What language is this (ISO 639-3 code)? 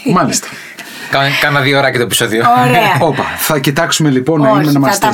ell